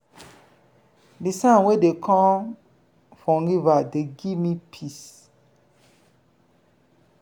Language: Nigerian Pidgin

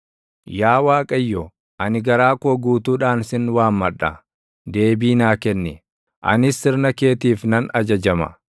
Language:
Oromo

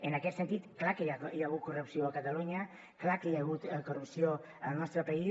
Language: Catalan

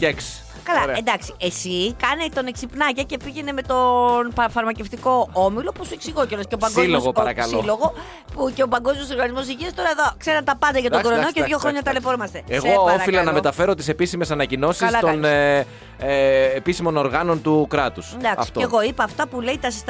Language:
Greek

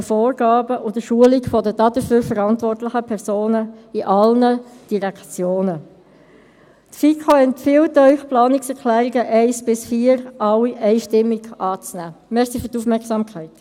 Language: Swiss German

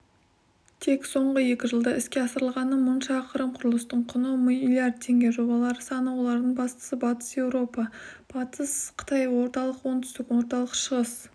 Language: Kazakh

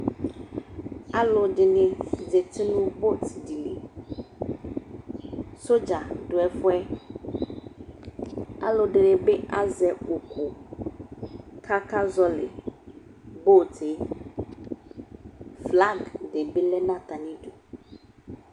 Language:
Ikposo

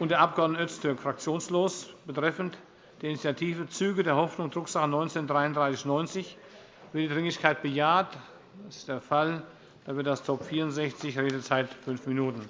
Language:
German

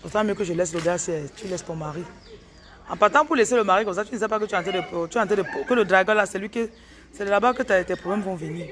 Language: French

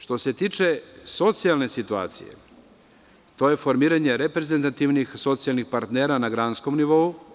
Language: Serbian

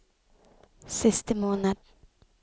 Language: Norwegian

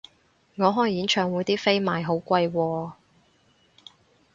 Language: Cantonese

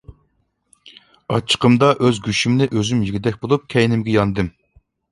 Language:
Uyghur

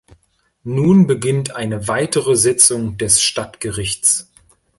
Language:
German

